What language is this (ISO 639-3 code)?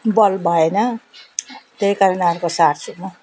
nep